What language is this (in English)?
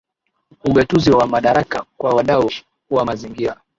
Swahili